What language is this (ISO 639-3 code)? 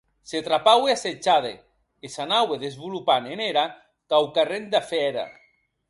oci